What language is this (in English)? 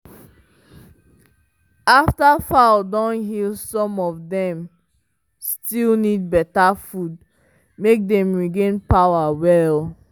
Nigerian Pidgin